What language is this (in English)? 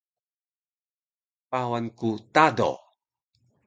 Taroko